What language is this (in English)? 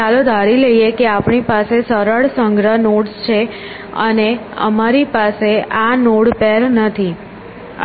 Gujarati